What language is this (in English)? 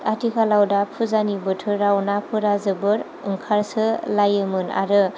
Bodo